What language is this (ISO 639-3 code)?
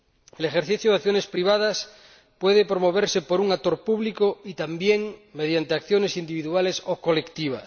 spa